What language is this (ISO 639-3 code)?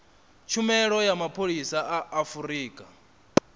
ven